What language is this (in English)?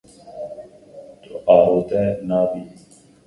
Kurdish